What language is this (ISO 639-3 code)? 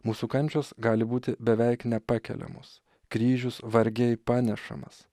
lit